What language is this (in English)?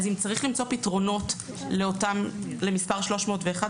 Hebrew